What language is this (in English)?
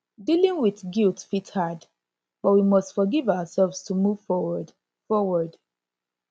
Nigerian Pidgin